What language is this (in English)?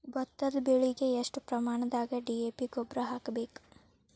Kannada